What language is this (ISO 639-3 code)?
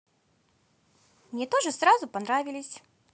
rus